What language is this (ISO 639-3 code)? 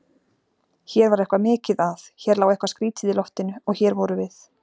isl